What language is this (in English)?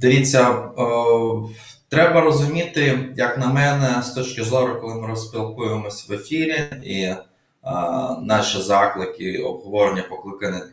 Ukrainian